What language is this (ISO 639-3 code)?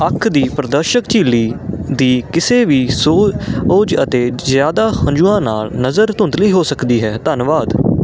pan